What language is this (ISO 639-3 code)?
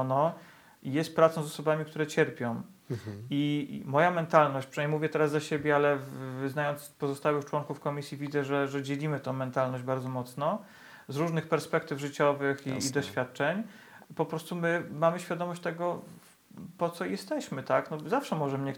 pol